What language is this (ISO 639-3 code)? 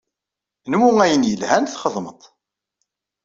kab